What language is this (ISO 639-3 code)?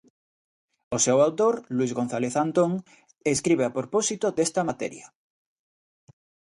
glg